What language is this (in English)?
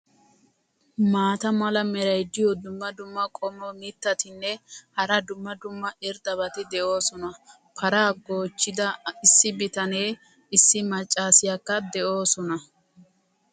Wolaytta